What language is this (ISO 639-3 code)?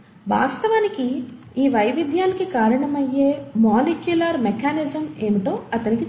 tel